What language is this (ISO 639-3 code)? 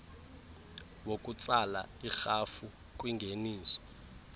xho